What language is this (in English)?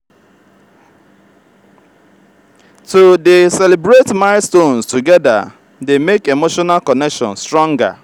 Nigerian Pidgin